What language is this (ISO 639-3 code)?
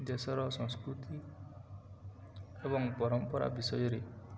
ori